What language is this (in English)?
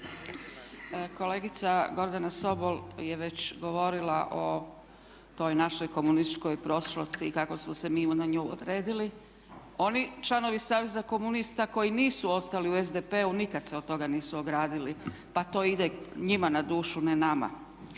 Croatian